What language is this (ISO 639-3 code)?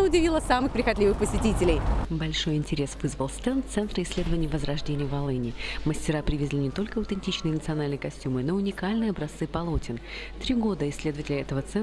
rus